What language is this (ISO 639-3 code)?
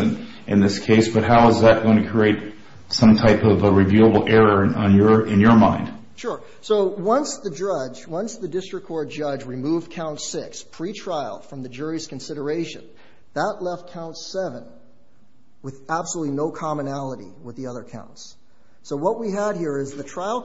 eng